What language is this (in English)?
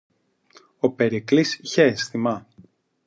Greek